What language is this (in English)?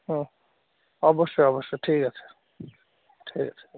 Bangla